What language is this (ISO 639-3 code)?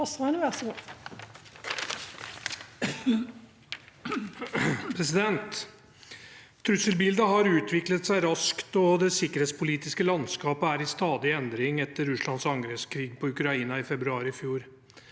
nor